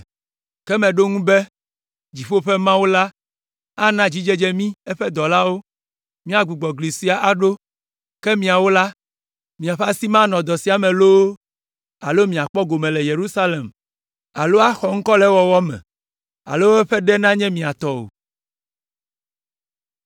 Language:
Ewe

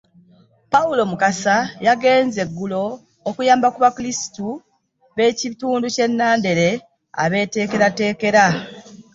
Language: Ganda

